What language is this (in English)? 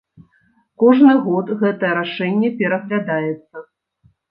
Belarusian